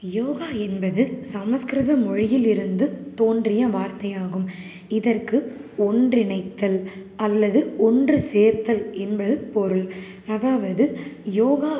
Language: Tamil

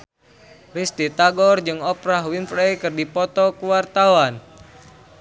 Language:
Sundanese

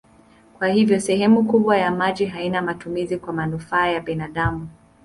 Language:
Swahili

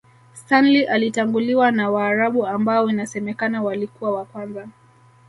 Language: Swahili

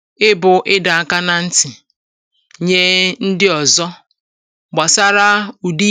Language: Igbo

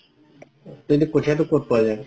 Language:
Assamese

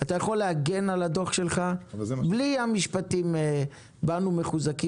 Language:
Hebrew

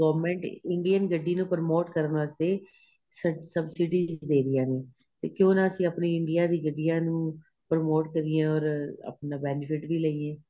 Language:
Punjabi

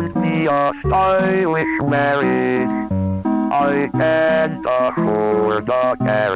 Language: Portuguese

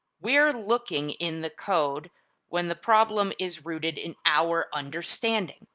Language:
English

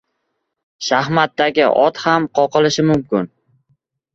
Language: Uzbek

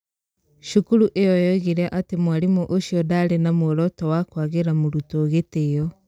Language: Kikuyu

